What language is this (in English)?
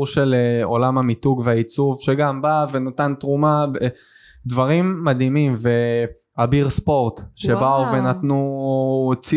Hebrew